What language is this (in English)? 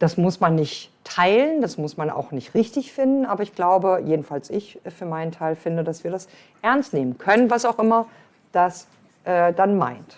German